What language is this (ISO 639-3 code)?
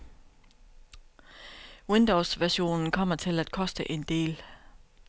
dan